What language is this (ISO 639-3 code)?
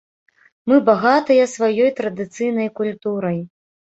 bel